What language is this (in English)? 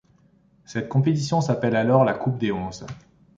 French